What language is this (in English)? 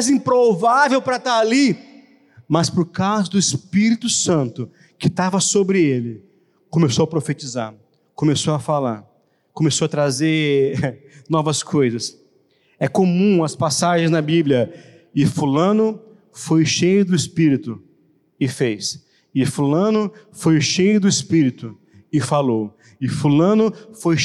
Portuguese